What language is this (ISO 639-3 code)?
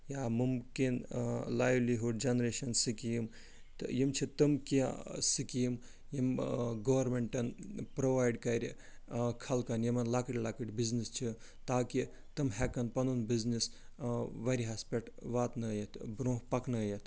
kas